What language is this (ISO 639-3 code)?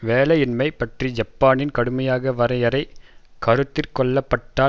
tam